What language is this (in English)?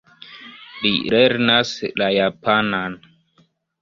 Esperanto